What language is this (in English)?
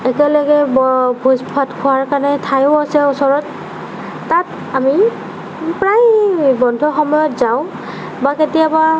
Assamese